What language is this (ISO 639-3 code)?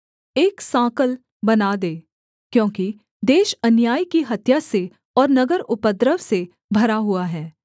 hin